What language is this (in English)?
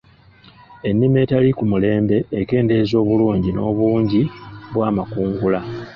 Ganda